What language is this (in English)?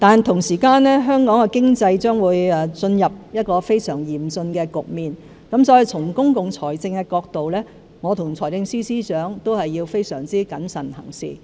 Cantonese